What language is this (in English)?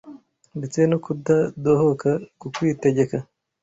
Kinyarwanda